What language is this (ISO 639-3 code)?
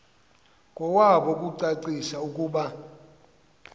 xho